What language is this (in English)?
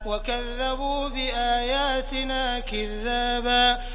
Arabic